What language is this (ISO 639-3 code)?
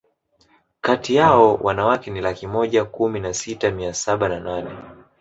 swa